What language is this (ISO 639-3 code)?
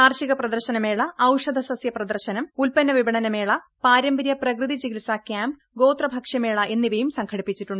mal